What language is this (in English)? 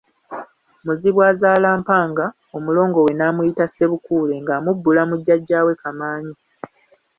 Ganda